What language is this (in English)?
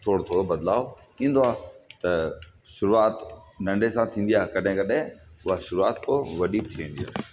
Sindhi